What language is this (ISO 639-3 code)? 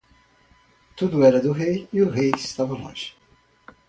por